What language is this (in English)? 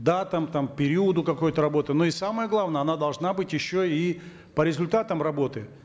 Kazakh